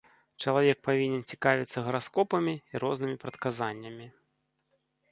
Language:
Belarusian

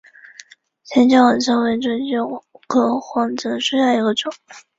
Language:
Chinese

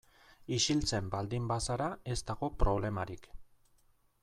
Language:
Basque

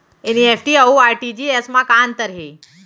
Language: Chhattisgarhi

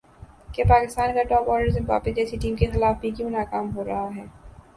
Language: Urdu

